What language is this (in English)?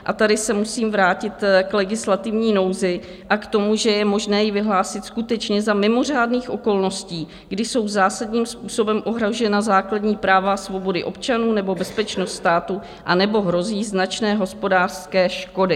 Czech